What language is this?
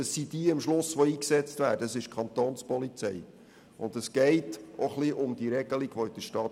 Swiss German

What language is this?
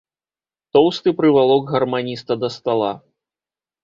Belarusian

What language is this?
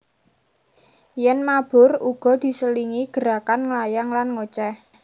Javanese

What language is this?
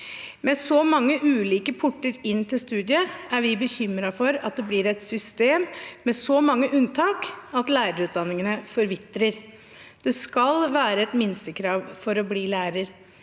Norwegian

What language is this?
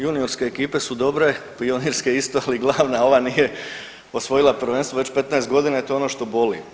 Croatian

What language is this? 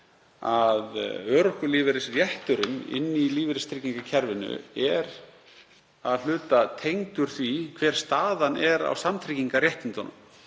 Icelandic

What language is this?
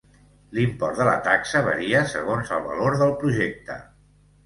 Catalan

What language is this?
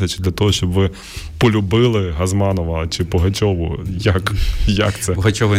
Ukrainian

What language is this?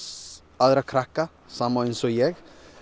Icelandic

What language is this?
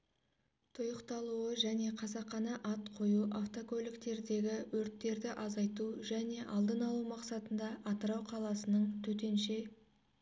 Kazakh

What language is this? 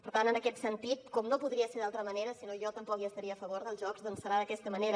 Catalan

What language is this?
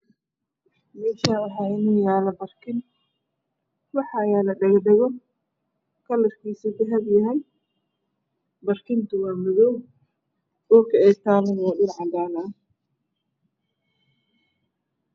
Somali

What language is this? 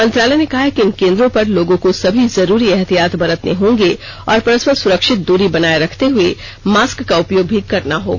Hindi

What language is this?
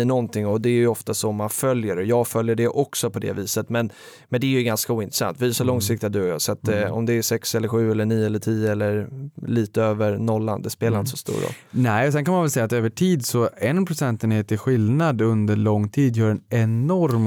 Swedish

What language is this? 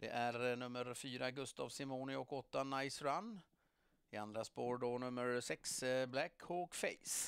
Swedish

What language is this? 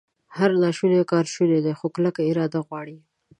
Pashto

